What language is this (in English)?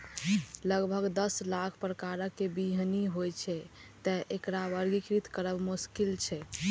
Maithili